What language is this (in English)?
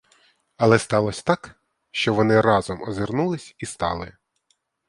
Ukrainian